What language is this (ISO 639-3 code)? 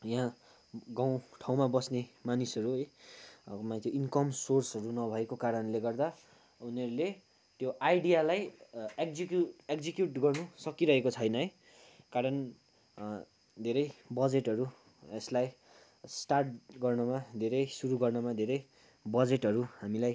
nep